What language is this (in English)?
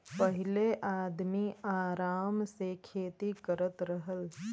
Bhojpuri